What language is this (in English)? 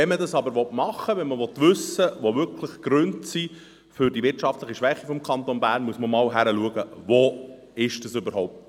Swiss German